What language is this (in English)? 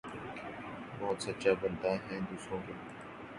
Urdu